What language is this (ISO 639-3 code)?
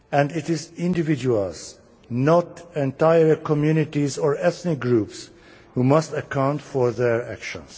eng